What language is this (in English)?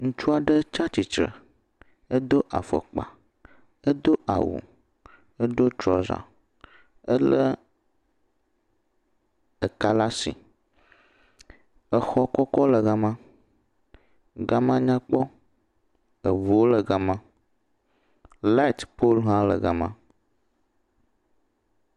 Ewe